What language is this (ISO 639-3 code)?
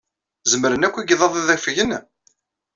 kab